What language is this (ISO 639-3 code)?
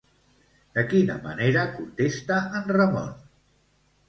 cat